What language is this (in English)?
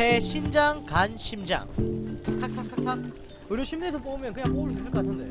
Korean